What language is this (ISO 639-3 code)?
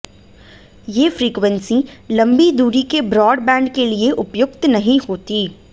hin